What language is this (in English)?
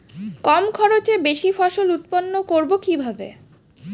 Bangla